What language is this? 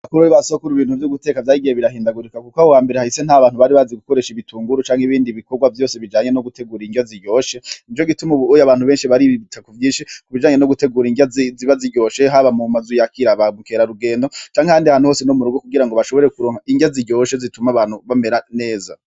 Rundi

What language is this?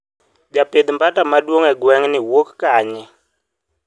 Luo (Kenya and Tanzania)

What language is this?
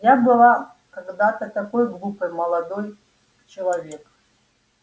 Russian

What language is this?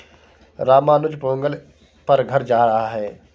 Hindi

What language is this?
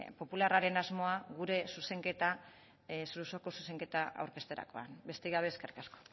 Basque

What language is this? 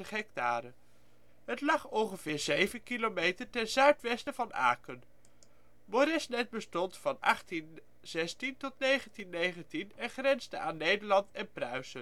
Dutch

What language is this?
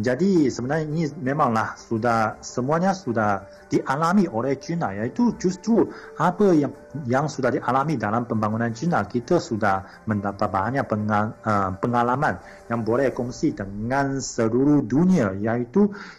Malay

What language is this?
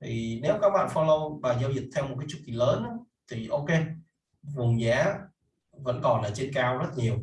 Vietnamese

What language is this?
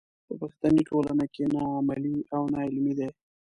Pashto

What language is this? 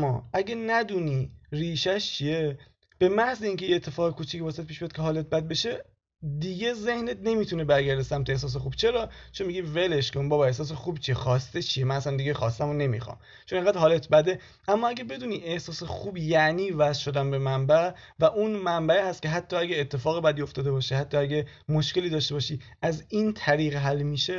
Persian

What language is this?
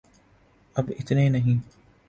Urdu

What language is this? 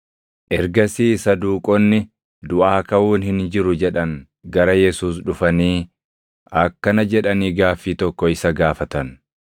Oromo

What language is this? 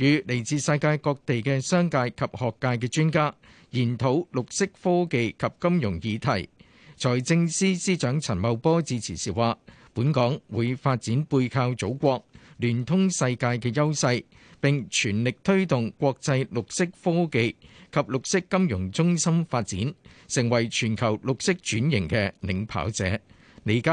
Chinese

